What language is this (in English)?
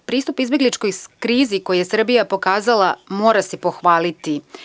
Serbian